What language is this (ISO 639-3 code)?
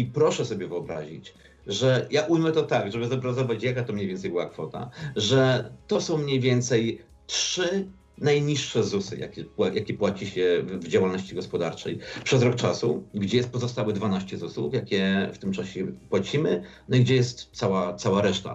pol